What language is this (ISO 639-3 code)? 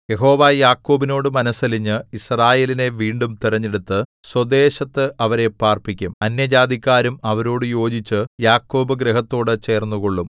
mal